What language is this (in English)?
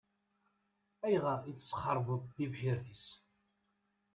Kabyle